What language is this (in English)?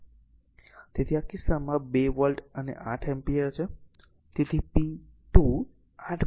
Gujarati